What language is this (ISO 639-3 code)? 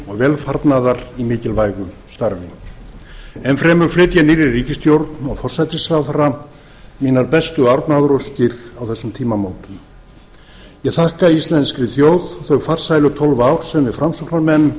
isl